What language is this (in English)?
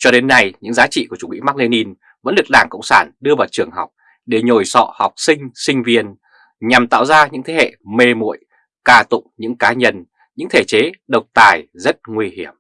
Vietnamese